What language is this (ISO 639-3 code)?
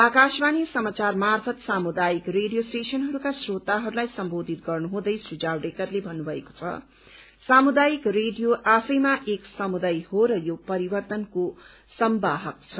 nep